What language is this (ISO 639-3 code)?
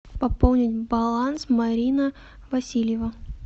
rus